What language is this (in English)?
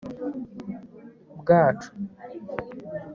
Kinyarwanda